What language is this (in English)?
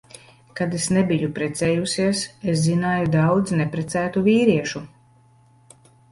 Latvian